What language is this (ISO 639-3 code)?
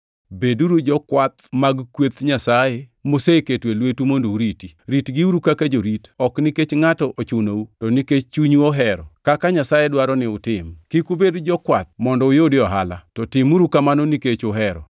luo